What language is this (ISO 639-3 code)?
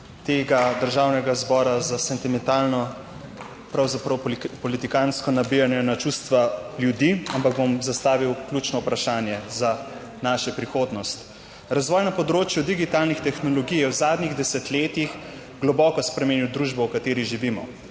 slv